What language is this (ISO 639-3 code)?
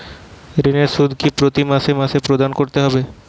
ben